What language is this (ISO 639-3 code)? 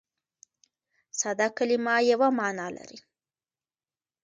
pus